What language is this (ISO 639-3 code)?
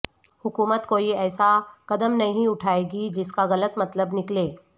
urd